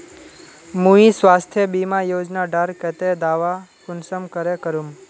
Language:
Magahi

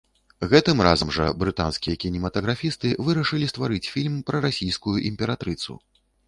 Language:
Belarusian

